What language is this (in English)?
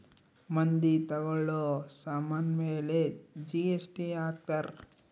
Kannada